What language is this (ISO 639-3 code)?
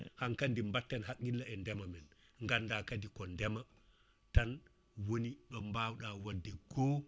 ful